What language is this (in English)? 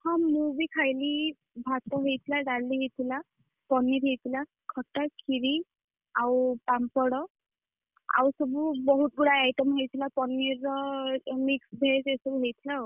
Odia